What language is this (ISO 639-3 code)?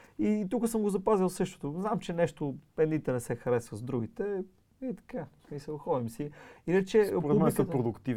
bul